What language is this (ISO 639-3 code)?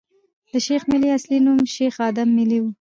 pus